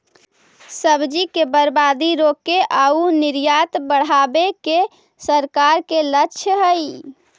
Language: Magahi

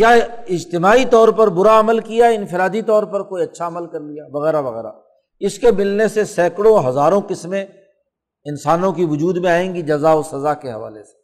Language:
Urdu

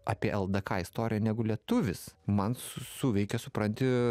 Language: Lithuanian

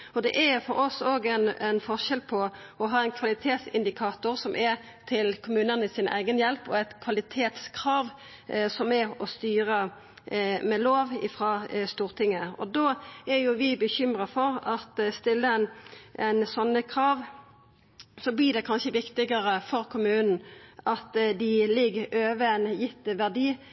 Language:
Norwegian Nynorsk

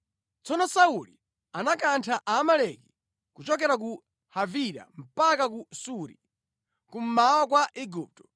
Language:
Nyanja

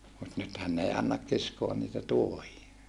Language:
Finnish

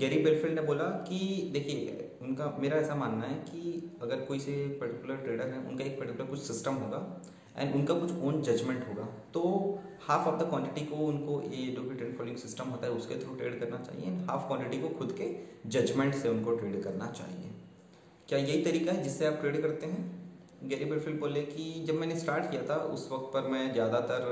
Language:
Hindi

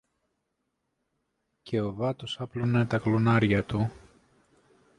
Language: Greek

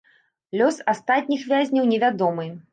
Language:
Belarusian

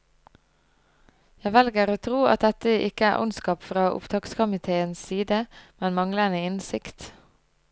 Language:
Norwegian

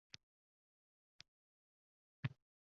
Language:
Uzbek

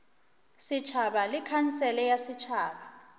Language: Northern Sotho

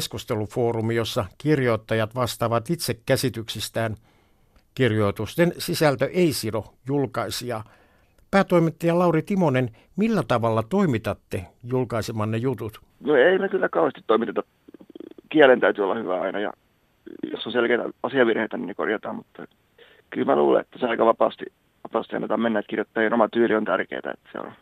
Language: Finnish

